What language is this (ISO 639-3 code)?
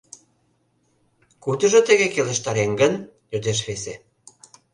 chm